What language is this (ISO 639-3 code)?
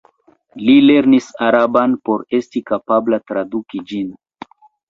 epo